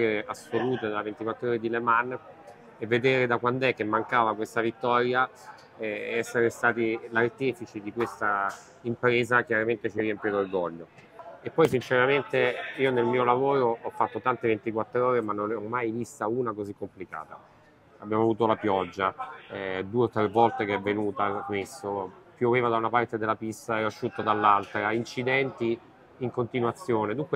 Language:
Italian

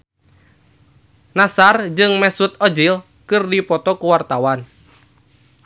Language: Sundanese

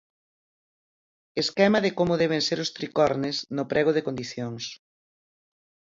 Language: Galician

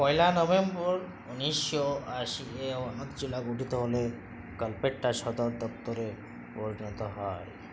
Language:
Bangla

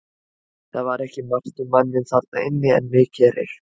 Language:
Icelandic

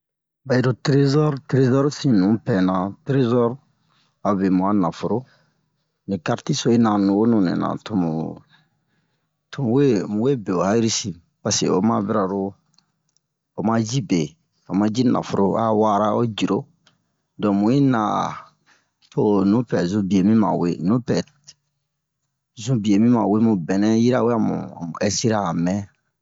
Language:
Bomu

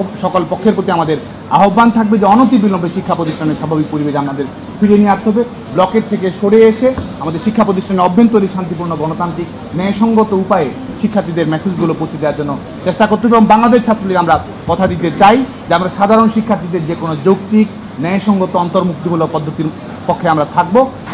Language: Bangla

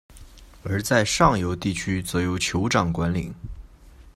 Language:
Chinese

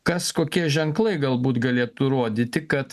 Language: Lithuanian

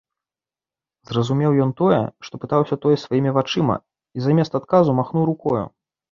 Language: Belarusian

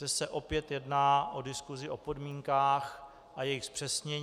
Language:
Czech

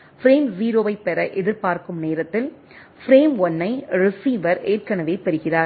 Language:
Tamil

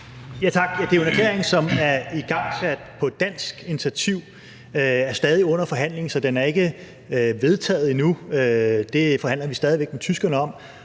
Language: Danish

